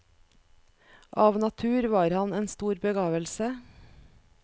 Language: Norwegian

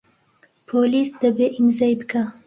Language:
Central Kurdish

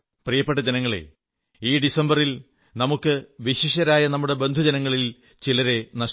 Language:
Malayalam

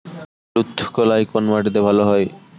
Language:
Bangla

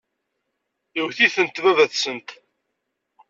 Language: Kabyle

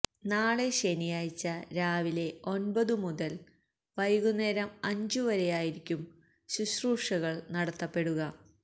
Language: Malayalam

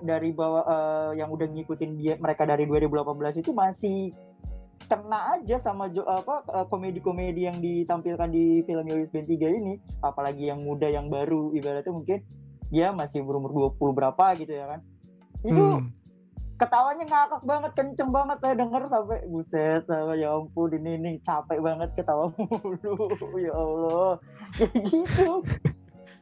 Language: Indonesian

